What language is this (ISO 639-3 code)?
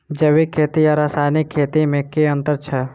mai